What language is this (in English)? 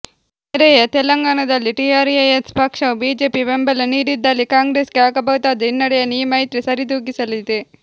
Kannada